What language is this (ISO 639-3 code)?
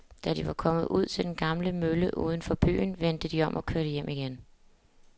dan